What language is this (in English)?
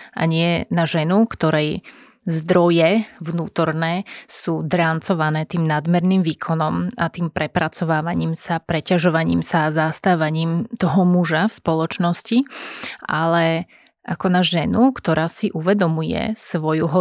Slovak